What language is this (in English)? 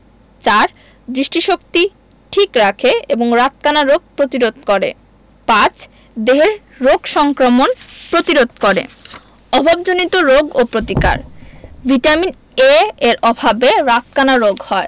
Bangla